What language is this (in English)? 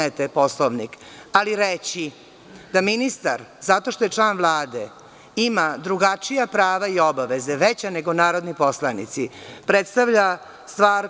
Serbian